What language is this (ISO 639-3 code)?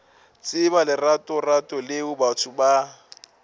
nso